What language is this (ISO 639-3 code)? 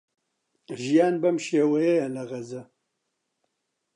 ckb